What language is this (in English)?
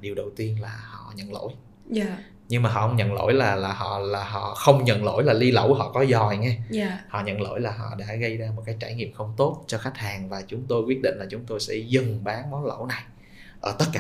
Vietnamese